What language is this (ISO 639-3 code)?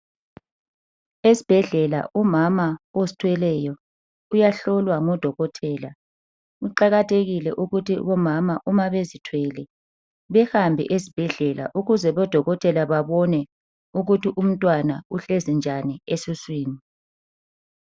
nde